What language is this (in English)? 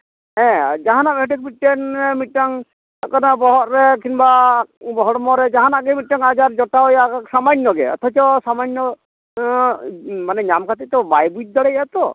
Santali